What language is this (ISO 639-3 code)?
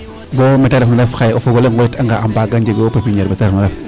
srr